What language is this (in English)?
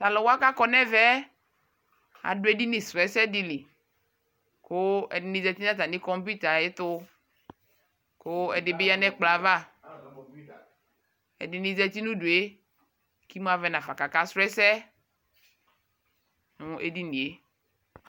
Ikposo